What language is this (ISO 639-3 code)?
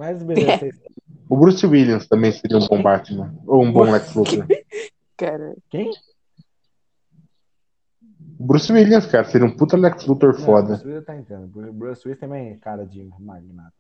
por